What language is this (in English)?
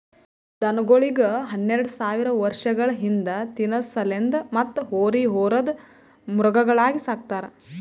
Kannada